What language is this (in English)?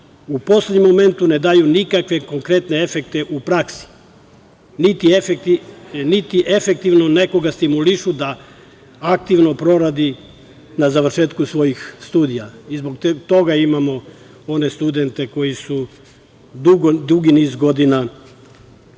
Serbian